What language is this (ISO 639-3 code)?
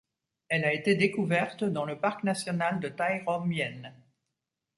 fra